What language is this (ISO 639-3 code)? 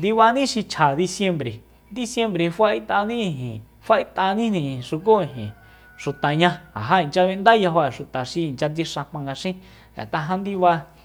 vmp